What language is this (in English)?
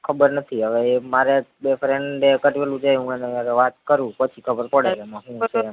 Gujarati